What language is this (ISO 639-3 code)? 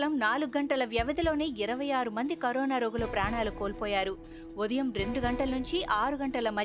tel